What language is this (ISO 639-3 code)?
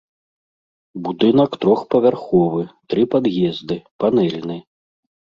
bel